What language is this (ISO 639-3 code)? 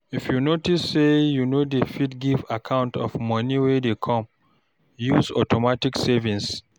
pcm